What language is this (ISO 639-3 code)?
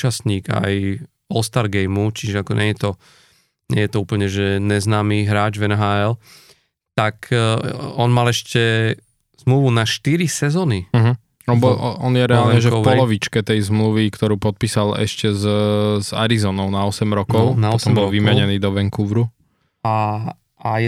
slk